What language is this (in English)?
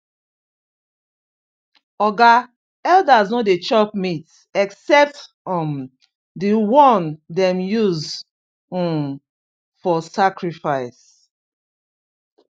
Nigerian Pidgin